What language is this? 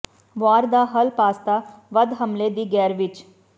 Punjabi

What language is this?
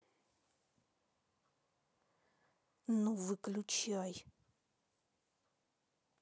Russian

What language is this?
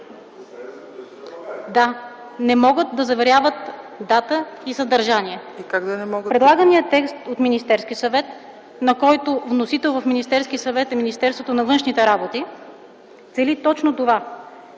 Bulgarian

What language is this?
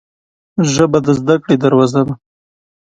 Pashto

